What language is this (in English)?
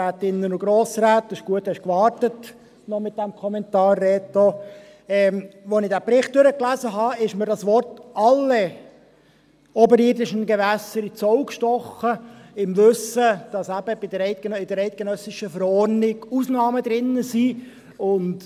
Swiss German